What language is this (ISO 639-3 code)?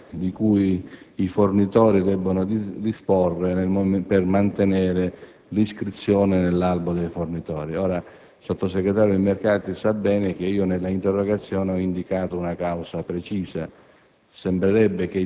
ita